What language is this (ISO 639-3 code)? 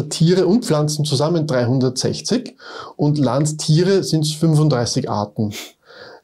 deu